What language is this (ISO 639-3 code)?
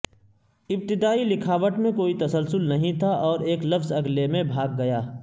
urd